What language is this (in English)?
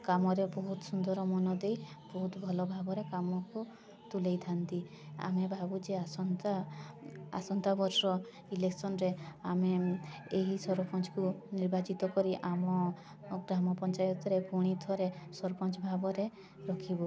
Odia